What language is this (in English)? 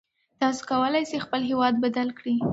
Pashto